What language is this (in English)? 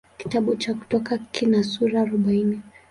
Swahili